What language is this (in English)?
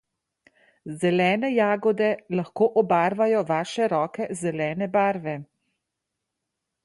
Slovenian